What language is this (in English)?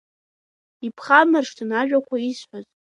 Abkhazian